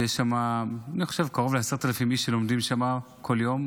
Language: Hebrew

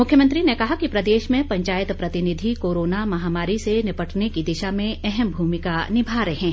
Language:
Hindi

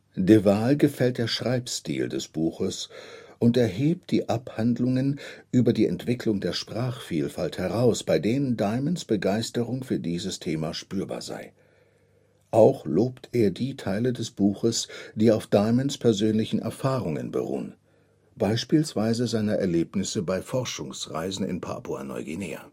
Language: German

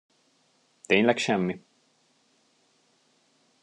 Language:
Hungarian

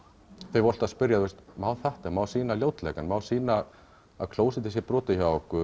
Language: Icelandic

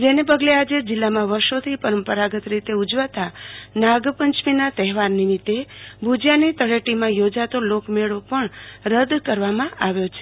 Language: Gujarati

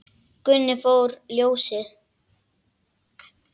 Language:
Icelandic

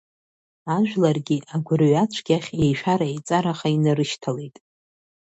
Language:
Abkhazian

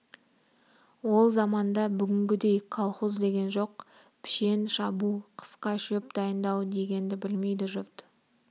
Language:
Kazakh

